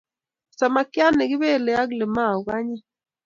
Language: Kalenjin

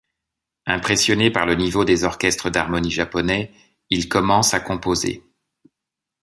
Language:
French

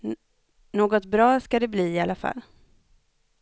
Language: Swedish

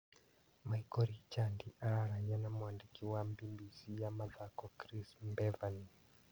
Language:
Kikuyu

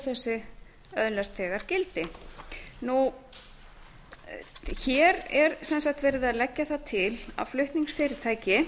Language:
Icelandic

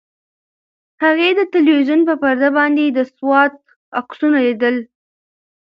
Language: Pashto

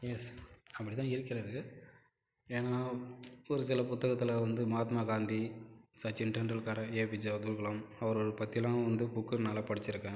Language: Tamil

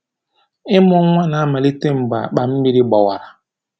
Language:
Igbo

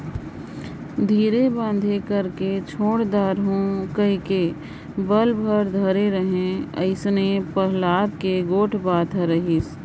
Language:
Chhattisgarhi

